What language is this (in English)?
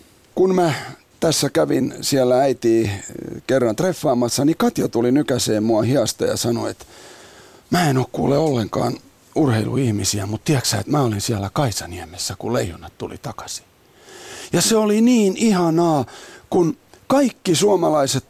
Finnish